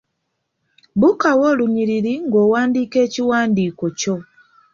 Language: Ganda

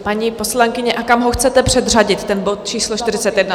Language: Czech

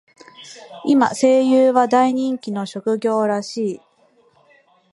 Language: Japanese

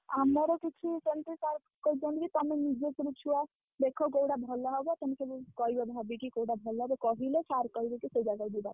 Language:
Odia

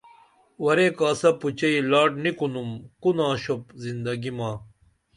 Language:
Dameli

